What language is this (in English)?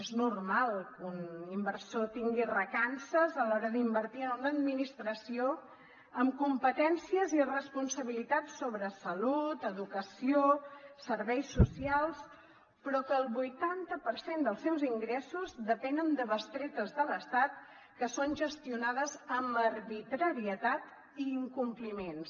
Catalan